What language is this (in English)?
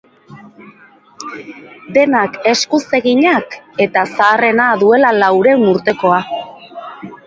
Basque